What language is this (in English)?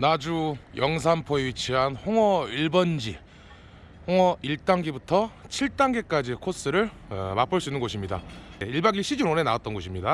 Korean